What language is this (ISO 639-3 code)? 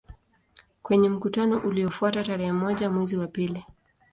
swa